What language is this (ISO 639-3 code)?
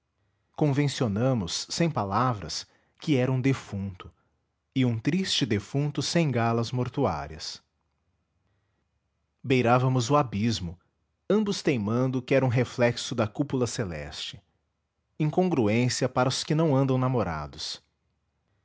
por